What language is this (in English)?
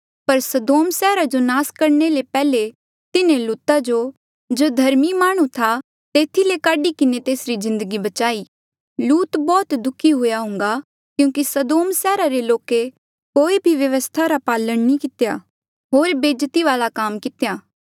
Mandeali